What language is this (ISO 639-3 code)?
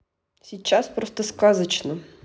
rus